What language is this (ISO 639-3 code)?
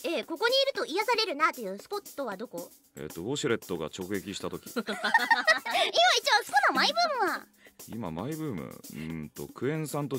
jpn